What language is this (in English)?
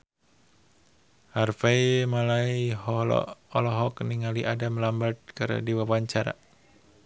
Sundanese